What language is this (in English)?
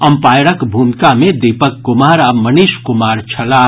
Maithili